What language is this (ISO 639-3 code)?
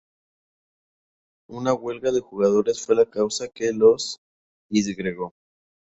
spa